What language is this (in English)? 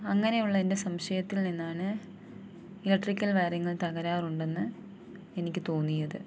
Malayalam